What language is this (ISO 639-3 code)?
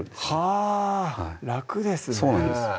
jpn